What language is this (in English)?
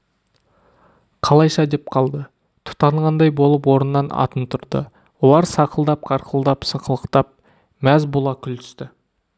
Kazakh